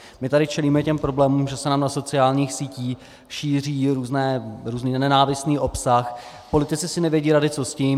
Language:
Czech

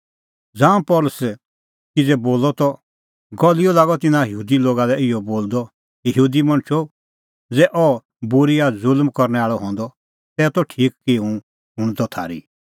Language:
Kullu Pahari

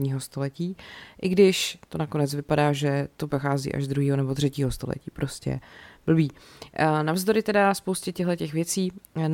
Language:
Czech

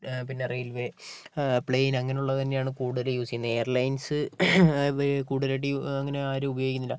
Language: Malayalam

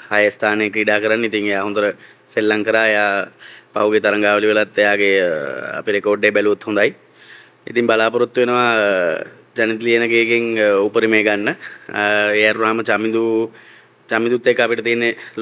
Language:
Indonesian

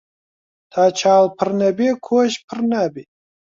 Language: Central Kurdish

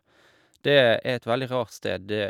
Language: Norwegian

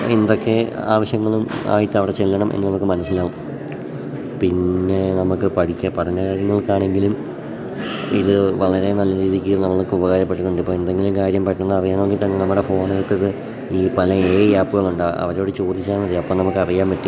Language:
Malayalam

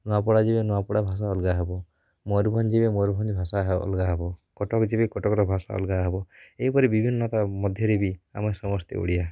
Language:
Odia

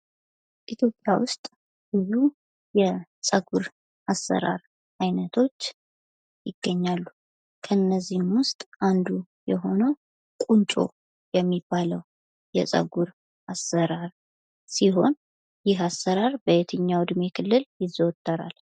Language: Amharic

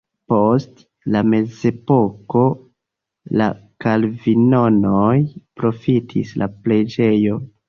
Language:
Esperanto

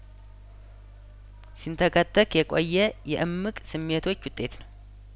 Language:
Amharic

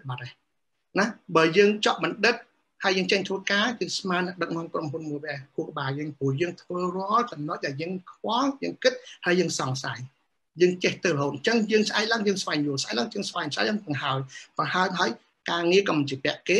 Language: Vietnamese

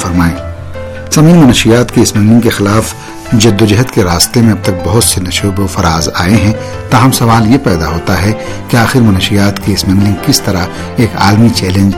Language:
Urdu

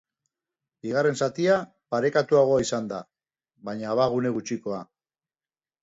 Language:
Basque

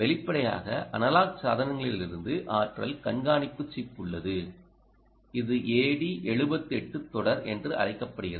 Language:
Tamil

